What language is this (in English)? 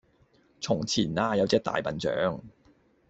Cantonese